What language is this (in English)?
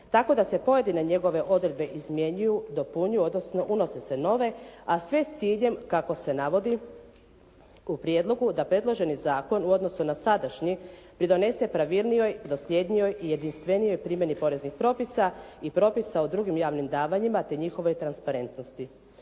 Croatian